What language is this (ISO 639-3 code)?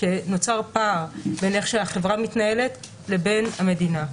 heb